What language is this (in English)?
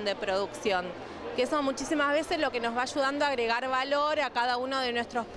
Spanish